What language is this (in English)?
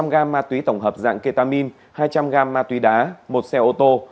Vietnamese